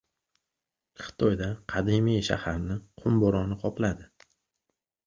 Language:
Uzbek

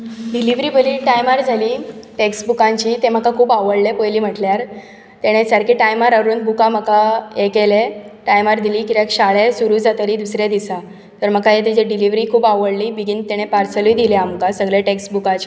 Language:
Konkani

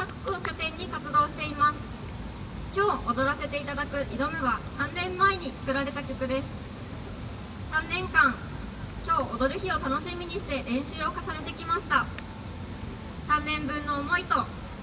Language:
Japanese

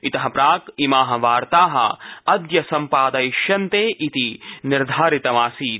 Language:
Sanskrit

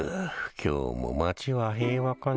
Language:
Japanese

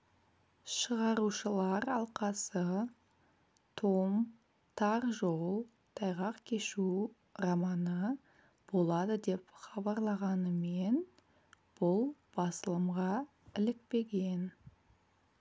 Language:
Kazakh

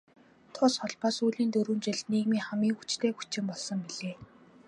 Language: Mongolian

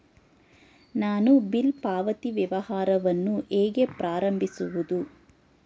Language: Kannada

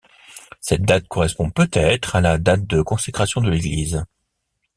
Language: French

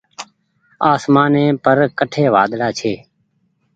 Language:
Goaria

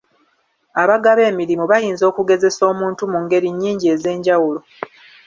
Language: Ganda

